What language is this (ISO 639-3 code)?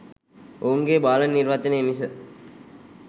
sin